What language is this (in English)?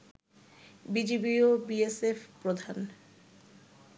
Bangla